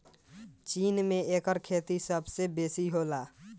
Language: Bhojpuri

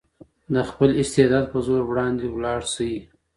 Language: Pashto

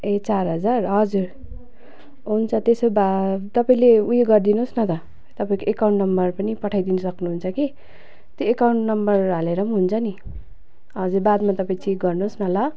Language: Nepali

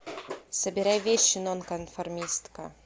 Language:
Russian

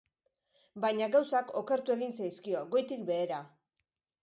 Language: Basque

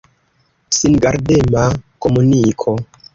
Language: Esperanto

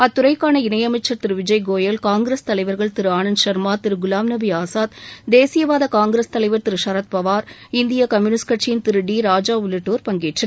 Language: Tamil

